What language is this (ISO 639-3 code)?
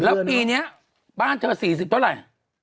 tha